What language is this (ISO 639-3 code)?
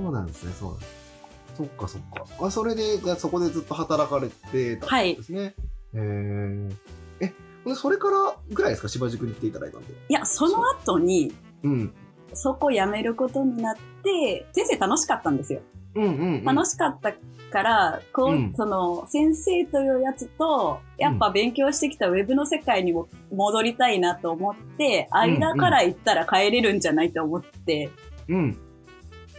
jpn